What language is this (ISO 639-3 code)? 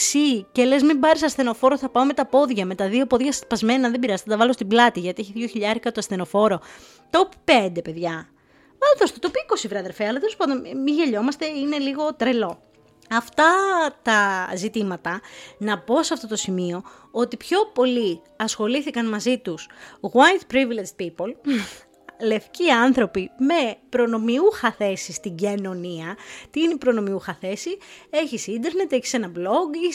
ell